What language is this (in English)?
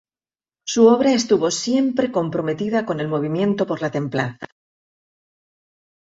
Spanish